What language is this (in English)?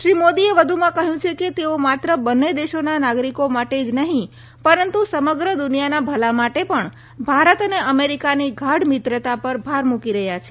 Gujarati